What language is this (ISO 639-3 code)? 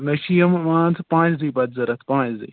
kas